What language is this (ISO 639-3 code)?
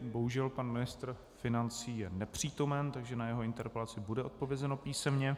ces